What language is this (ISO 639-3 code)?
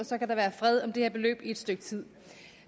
dan